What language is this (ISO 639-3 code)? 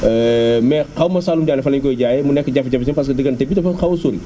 wol